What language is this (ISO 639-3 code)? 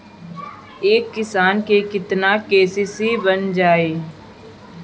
bho